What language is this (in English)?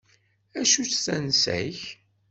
Kabyle